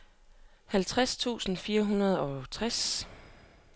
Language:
Danish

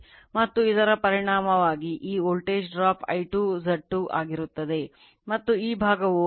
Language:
Kannada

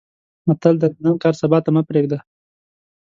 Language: Pashto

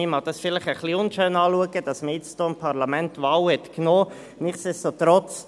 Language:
Swiss German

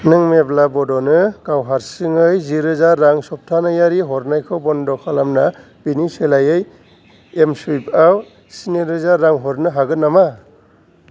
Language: Bodo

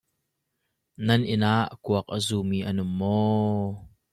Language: Hakha Chin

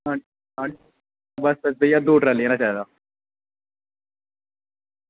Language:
Dogri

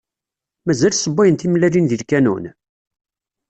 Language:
Kabyle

